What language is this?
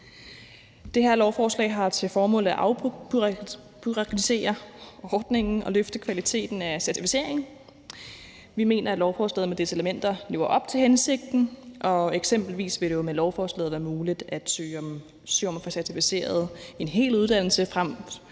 Danish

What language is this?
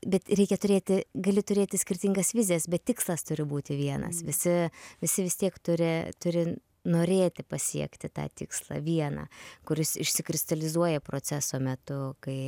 Lithuanian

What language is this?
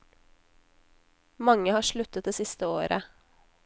Norwegian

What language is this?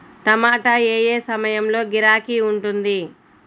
Telugu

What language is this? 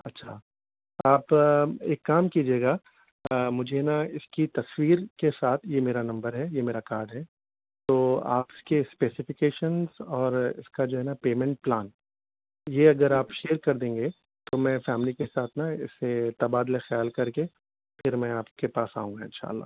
Urdu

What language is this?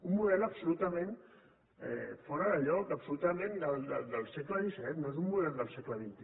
Catalan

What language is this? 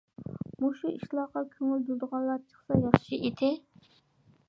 Uyghur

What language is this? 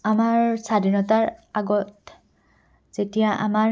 Assamese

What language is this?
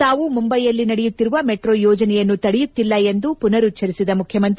Kannada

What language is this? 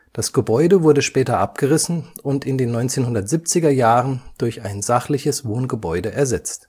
German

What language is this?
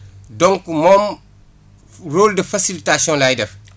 Wolof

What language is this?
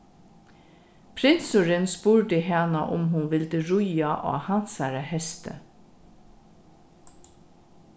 Faroese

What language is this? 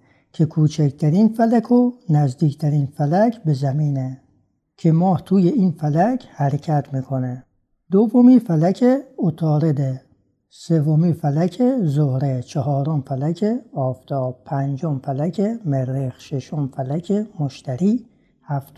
Persian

